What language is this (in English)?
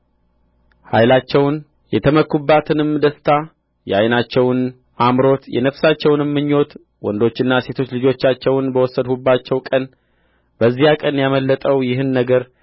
Amharic